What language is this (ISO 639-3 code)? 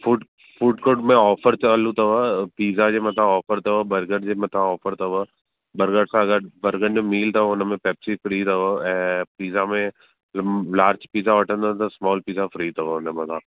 snd